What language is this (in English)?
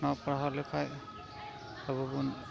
Santali